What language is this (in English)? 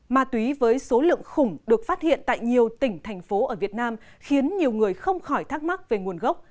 Vietnamese